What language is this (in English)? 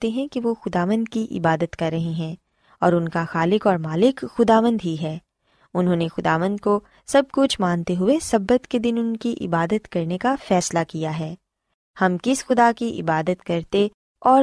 Urdu